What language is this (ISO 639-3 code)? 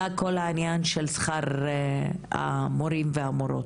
heb